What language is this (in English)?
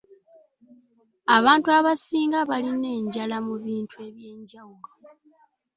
Ganda